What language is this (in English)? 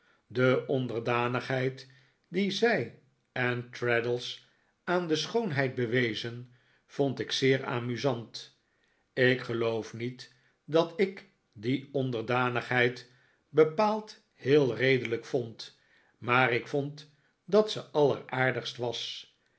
Dutch